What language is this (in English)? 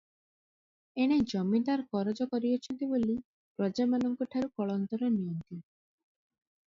Odia